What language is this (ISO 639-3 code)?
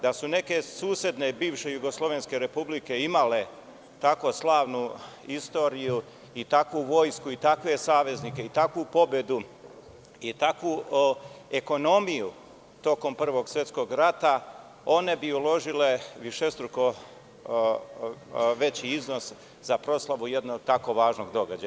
srp